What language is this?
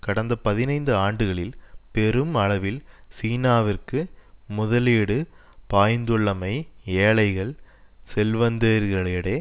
Tamil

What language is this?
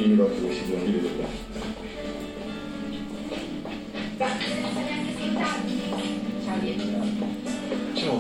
Italian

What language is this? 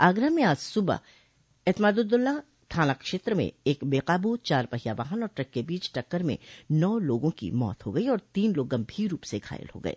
Hindi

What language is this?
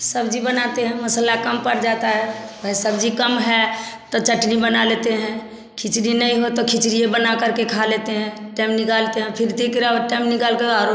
Hindi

